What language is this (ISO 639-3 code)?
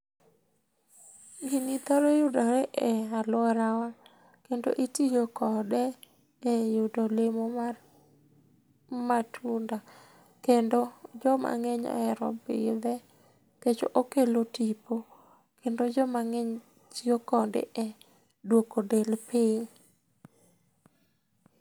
luo